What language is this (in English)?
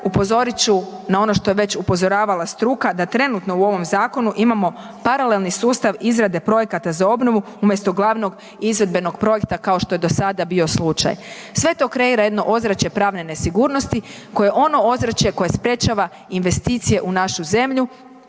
Croatian